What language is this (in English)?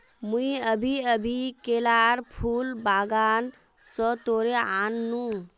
Magahi